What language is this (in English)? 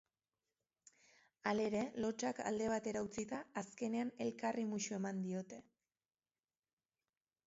Basque